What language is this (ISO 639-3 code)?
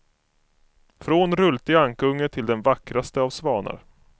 swe